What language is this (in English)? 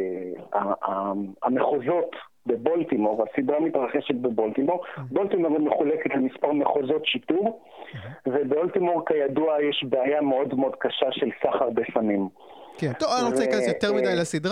Hebrew